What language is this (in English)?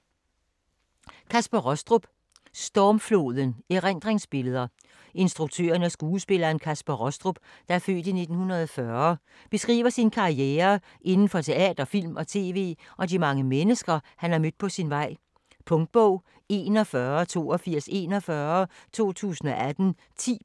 Danish